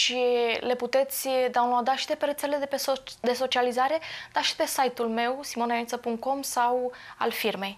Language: Romanian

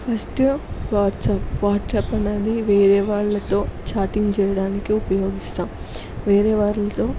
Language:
Telugu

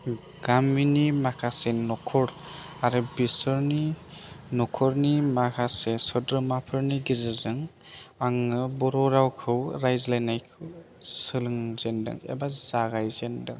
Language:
Bodo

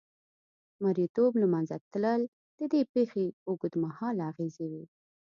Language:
Pashto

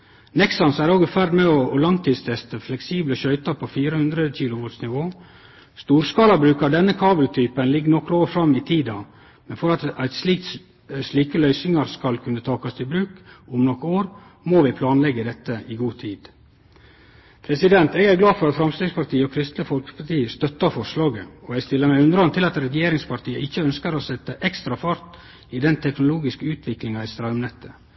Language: Norwegian Nynorsk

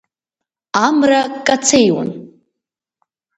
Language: Abkhazian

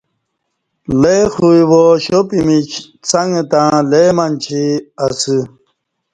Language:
Kati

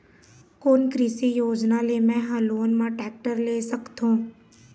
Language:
Chhattisgarhi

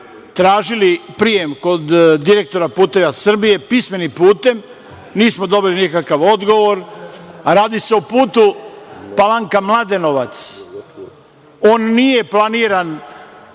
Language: Serbian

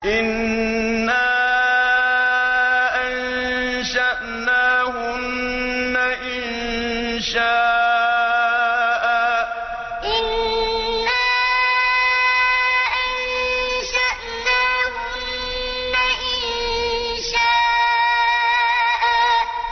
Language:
Arabic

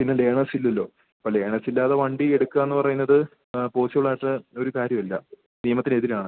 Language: Malayalam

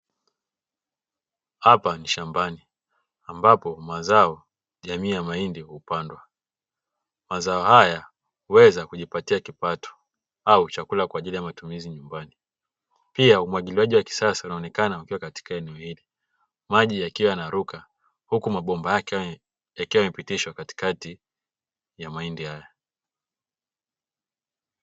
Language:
Swahili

